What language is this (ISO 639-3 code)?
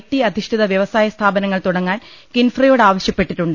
mal